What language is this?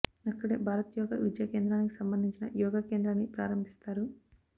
Telugu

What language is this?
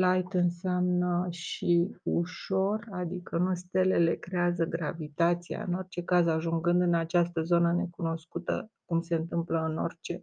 Romanian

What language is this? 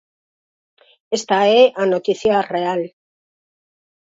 Galician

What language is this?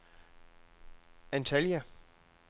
Danish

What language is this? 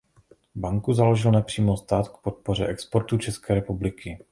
Czech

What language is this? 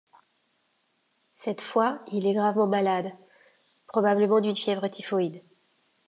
French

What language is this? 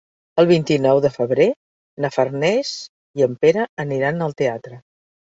Catalan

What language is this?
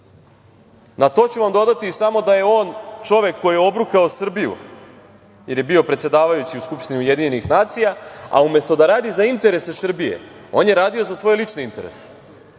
Serbian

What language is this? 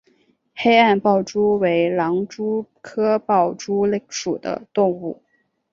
Chinese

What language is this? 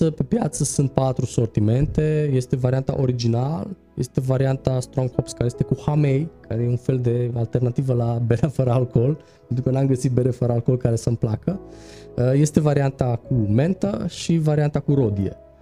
Romanian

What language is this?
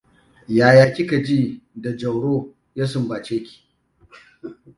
Hausa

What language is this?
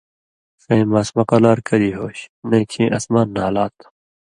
Indus Kohistani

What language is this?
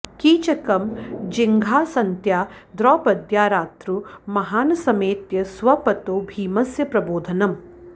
Sanskrit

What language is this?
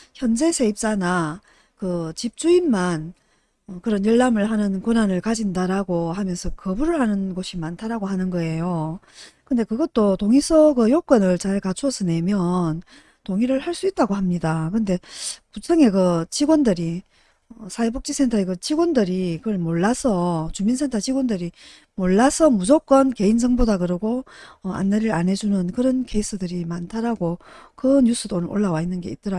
Korean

